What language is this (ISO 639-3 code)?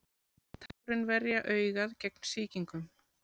isl